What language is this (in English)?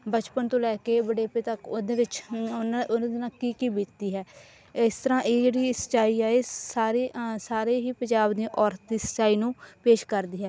Punjabi